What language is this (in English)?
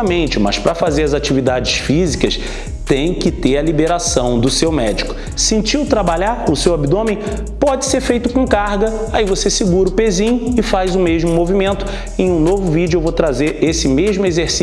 Portuguese